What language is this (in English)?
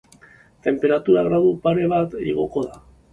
Basque